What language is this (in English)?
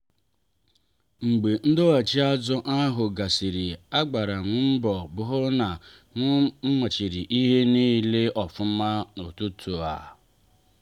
Igbo